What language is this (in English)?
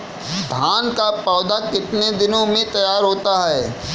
Hindi